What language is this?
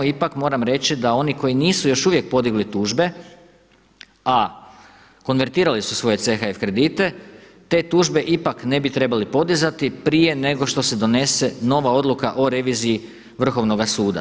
Croatian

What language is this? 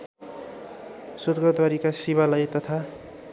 Nepali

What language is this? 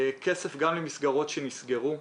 Hebrew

